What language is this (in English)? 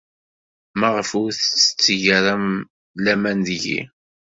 Kabyle